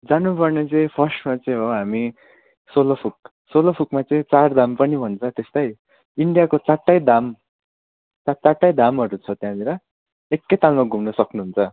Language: Nepali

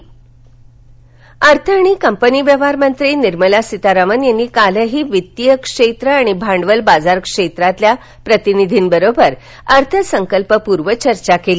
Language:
Marathi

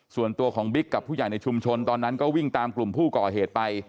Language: Thai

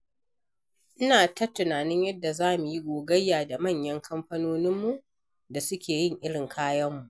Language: Hausa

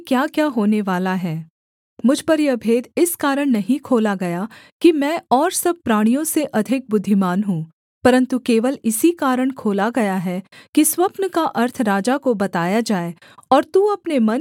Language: Hindi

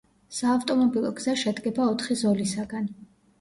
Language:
Georgian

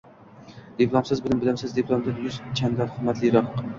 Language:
Uzbek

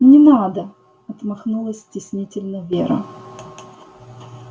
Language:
Russian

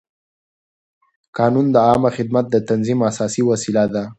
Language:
Pashto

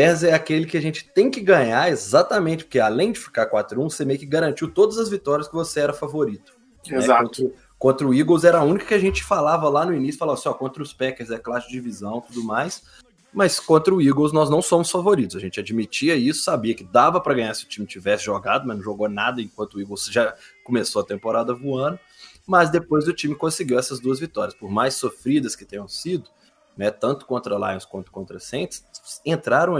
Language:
Portuguese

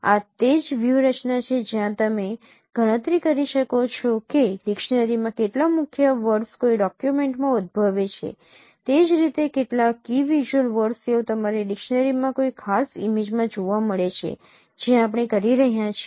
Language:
Gujarati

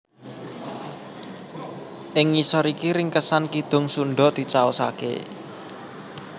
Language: Javanese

